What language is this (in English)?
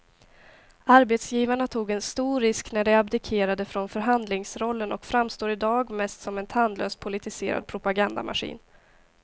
Swedish